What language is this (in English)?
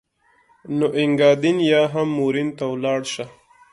Pashto